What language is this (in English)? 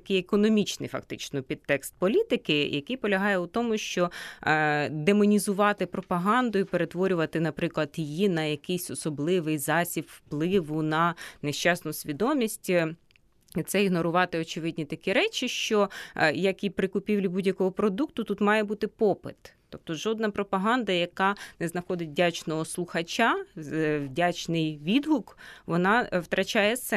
Ukrainian